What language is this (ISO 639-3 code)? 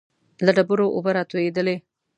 pus